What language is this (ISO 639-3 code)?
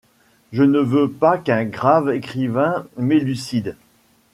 fra